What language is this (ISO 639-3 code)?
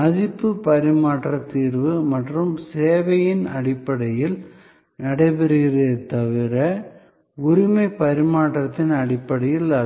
tam